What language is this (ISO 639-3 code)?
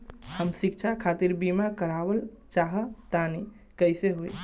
bho